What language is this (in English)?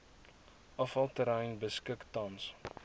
Afrikaans